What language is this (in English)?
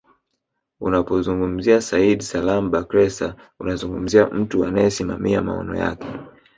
Swahili